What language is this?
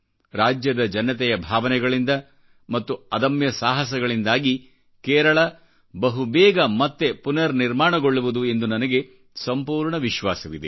Kannada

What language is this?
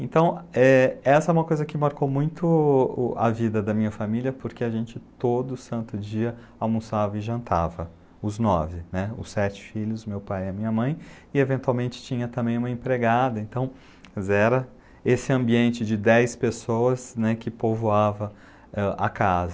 Portuguese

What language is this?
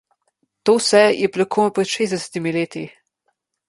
Slovenian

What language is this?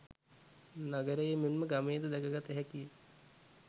Sinhala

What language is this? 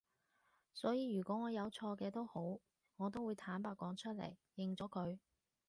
Cantonese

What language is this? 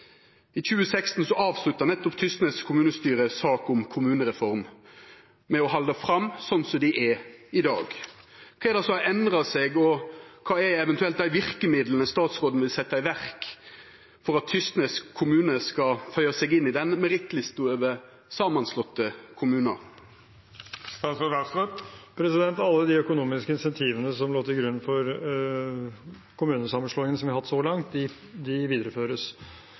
Norwegian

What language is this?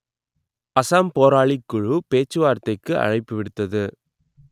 Tamil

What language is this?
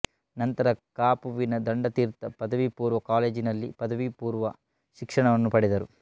Kannada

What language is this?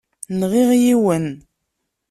Kabyle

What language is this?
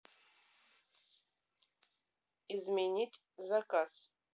Russian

